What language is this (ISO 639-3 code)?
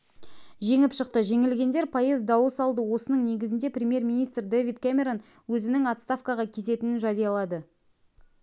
kaz